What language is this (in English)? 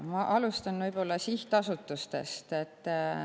Estonian